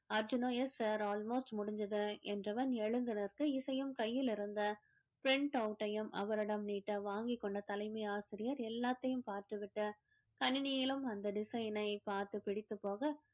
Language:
Tamil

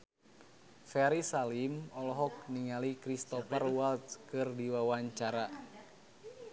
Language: Sundanese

